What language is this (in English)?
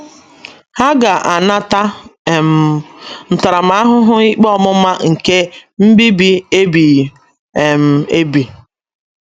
Igbo